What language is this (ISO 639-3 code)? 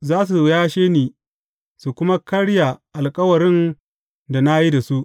hau